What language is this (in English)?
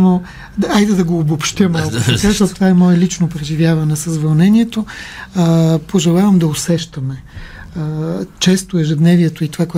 Bulgarian